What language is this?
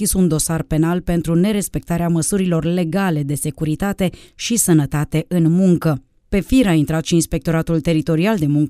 Romanian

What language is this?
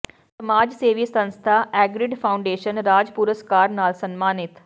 Punjabi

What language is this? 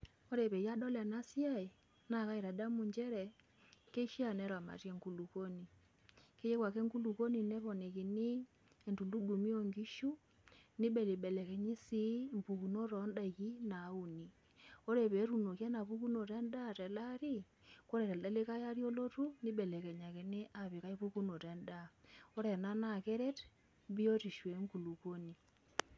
Masai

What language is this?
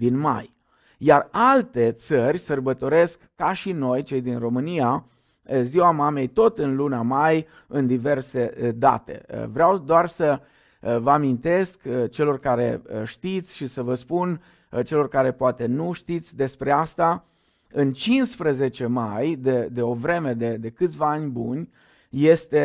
Romanian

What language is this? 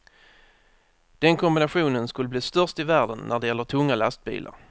Swedish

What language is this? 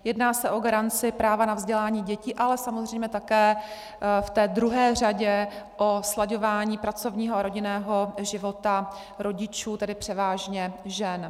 Czech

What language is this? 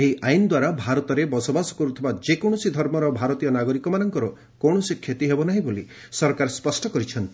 Odia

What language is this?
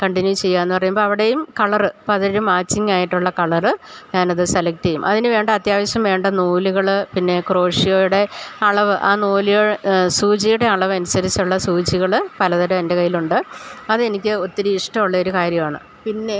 Malayalam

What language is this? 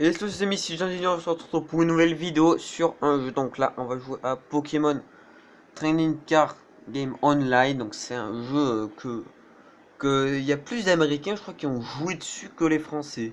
French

